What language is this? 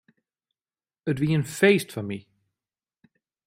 Western Frisian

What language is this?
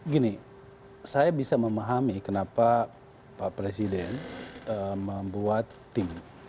Indonesian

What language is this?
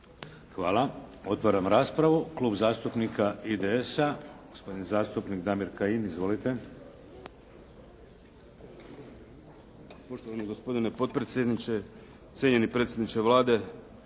Croatian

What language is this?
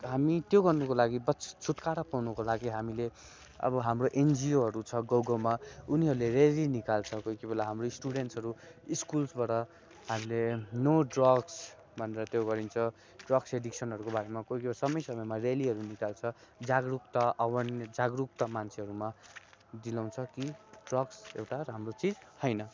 Nepali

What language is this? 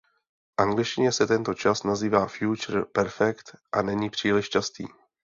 Czech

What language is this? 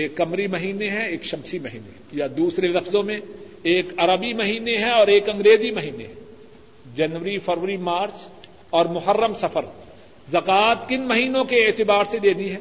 Urdu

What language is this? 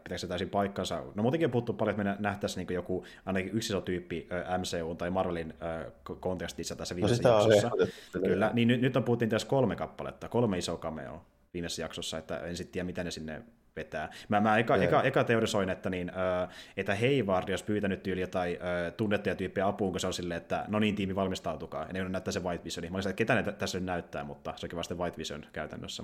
Finnish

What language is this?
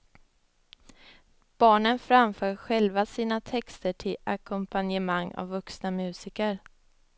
Swedish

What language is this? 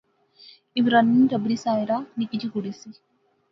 Pahari-Potwari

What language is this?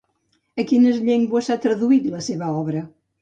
Catalan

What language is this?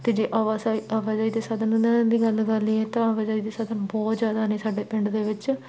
Punjabi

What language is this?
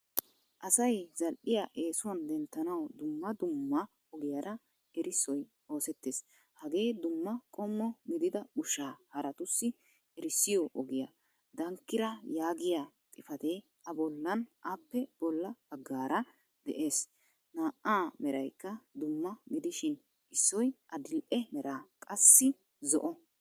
Wolaytta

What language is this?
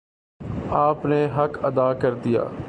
Urdu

